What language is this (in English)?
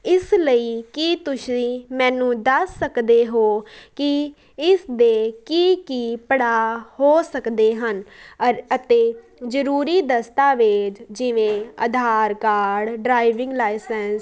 Punjabi